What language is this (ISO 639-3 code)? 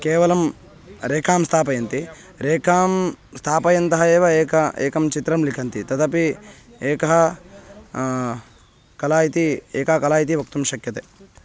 san